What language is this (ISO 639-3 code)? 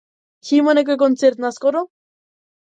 mkd